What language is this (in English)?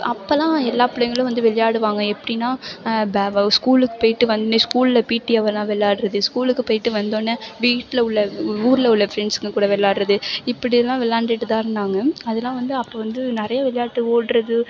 Tamil